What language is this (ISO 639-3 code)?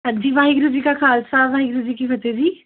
pan